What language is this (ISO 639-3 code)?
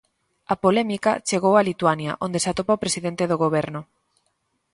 glg